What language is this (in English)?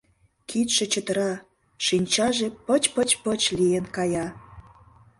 Mari